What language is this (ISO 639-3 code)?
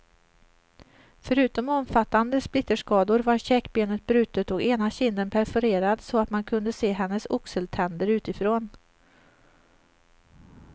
swe